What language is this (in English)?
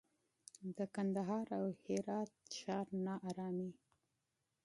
Pashto